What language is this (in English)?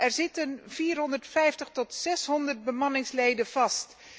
Dutch